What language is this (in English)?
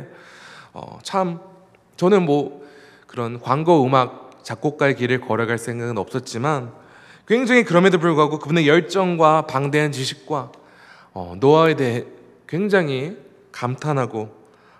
Korean